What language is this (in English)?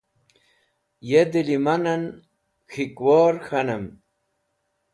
Wakhi